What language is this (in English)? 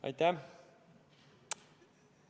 Estonian